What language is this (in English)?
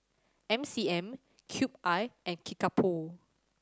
English